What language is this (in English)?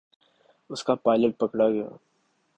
Urdu